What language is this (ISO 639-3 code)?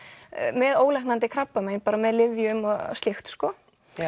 isl